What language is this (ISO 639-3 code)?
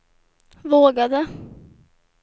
swe